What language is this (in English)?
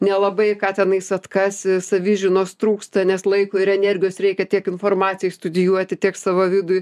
Lithuanian